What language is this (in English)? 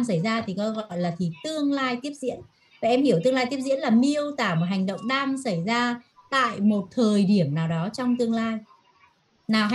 Vietnamese